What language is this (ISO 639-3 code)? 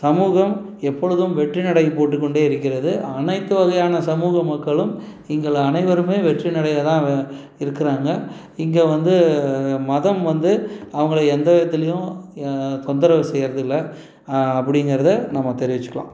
tam